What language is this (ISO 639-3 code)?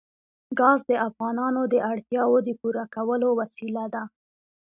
pus